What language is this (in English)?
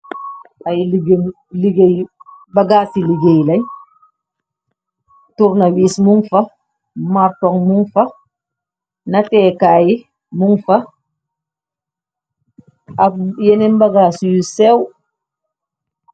Wolof